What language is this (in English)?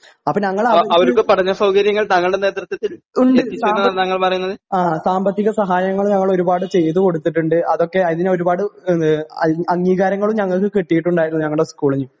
Malayalam